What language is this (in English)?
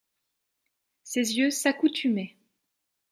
French